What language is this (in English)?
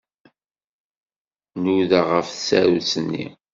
Kabyle